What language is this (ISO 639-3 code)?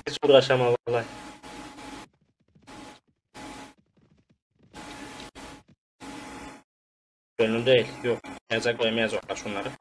tur